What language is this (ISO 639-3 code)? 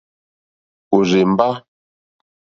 bri